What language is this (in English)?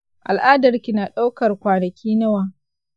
Hausa